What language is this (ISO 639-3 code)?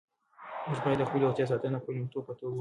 pus